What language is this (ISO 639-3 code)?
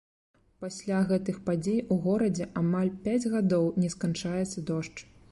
bel